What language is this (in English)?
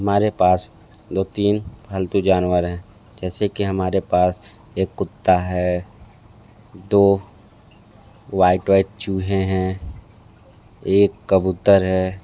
Hindi